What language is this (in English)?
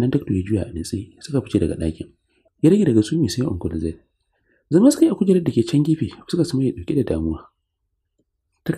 Arabic